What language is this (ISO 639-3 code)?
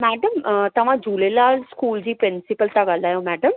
snd